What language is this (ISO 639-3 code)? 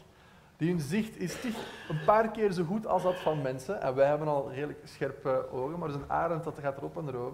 nld